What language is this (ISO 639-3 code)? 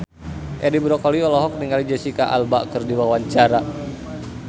sun